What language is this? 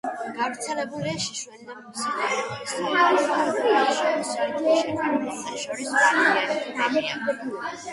Georgian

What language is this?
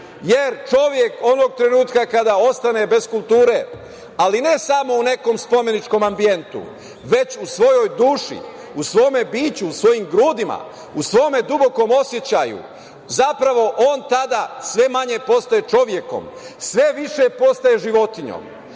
Serbian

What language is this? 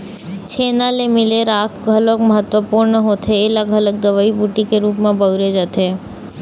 Chhattisgarhi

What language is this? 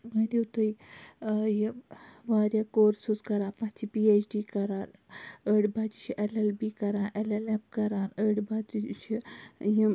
Kashmiri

